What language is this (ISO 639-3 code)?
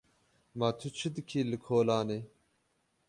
kur